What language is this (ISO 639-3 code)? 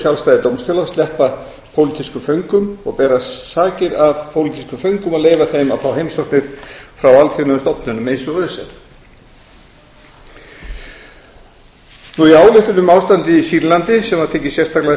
isl